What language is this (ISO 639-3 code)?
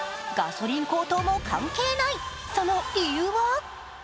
jpn